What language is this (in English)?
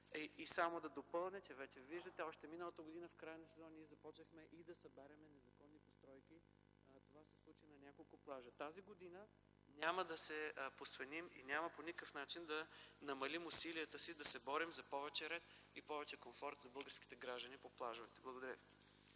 Bulgarian